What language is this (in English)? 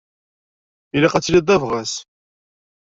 Kabyle